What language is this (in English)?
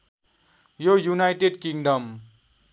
Nepali